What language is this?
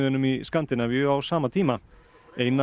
Icelandic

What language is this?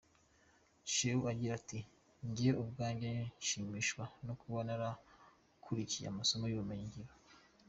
Kinyarwanda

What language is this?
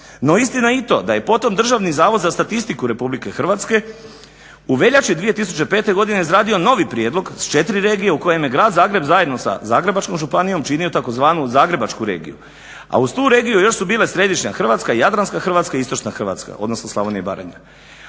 Croatian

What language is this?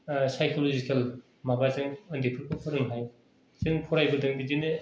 Bodo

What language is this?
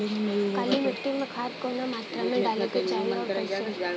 Bhojpuri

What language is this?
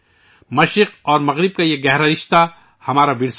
Urdu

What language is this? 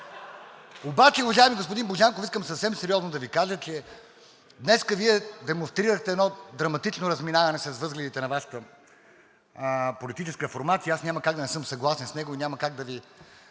Bulgarian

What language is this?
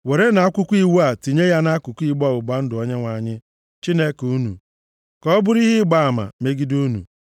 Igbo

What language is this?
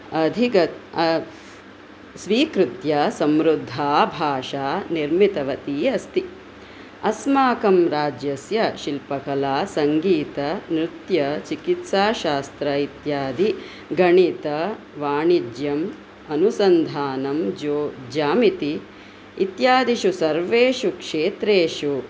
Sanskrit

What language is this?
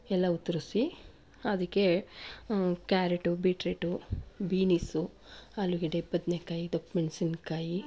Kannada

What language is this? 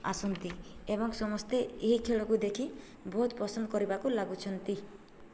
Odia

